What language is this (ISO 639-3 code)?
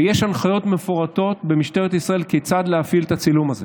heb